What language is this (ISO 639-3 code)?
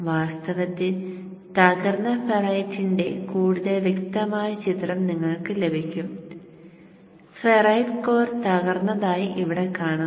mal